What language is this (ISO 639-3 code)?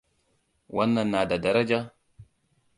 hau